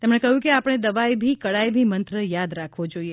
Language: Gujarati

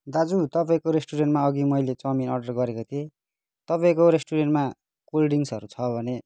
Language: Nepali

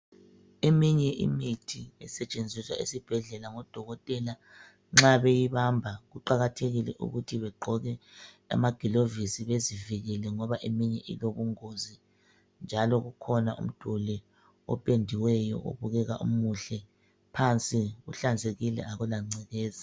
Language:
North Ndebele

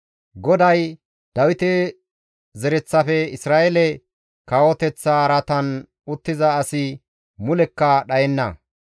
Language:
Gamo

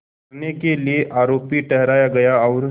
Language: Hindi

